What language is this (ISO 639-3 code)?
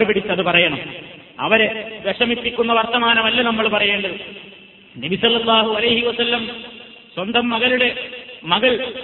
mal